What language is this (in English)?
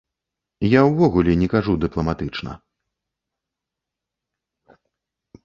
Belarusian